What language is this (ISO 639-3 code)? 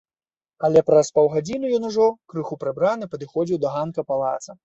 bel